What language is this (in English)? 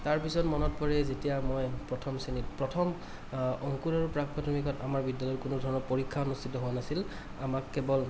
Assamese